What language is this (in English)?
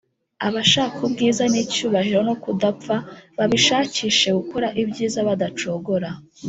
Kinyarwanda